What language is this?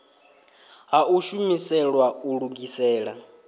Venda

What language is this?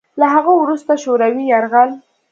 Pashto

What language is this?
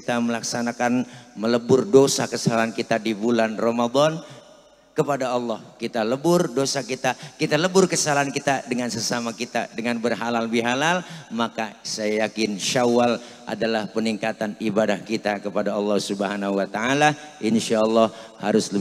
Indonesian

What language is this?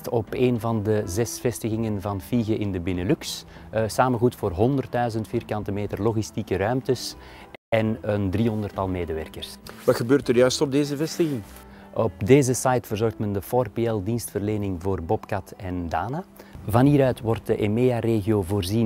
Dutch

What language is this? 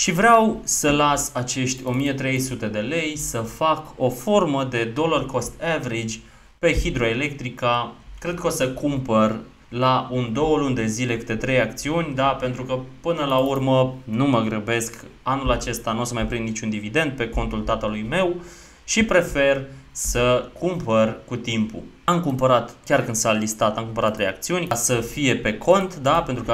Romanian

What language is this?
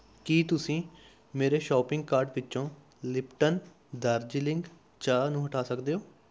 Punjabi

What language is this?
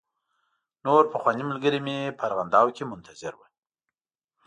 Pashto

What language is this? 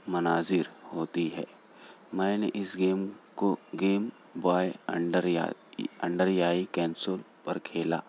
Urdu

